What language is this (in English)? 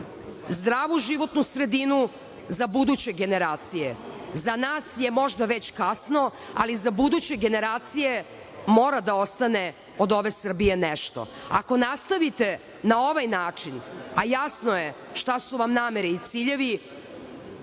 Serbian